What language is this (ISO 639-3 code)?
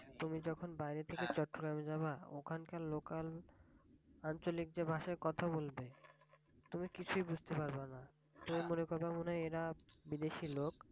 ben